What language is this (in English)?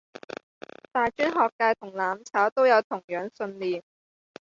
Cantonese